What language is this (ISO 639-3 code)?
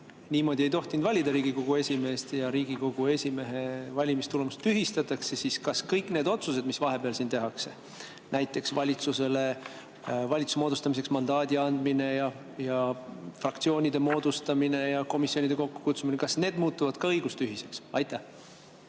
est